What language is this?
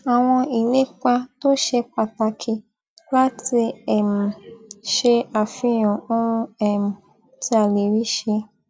Yoruba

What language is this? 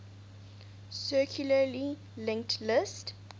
English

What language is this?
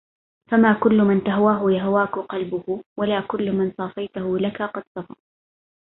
Arabic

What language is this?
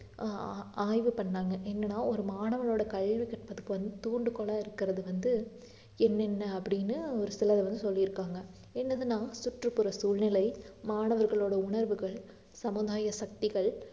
Tamil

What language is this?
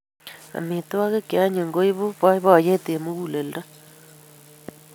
Kalenjin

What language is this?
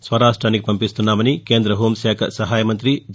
Telugu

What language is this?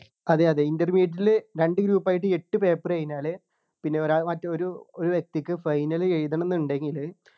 Malayalam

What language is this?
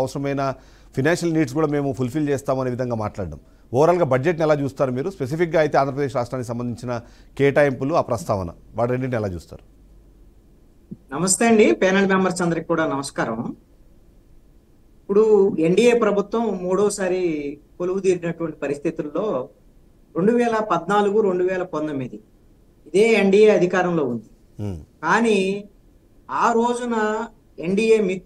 Telugu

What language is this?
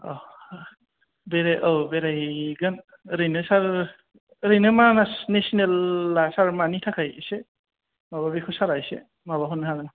Bodo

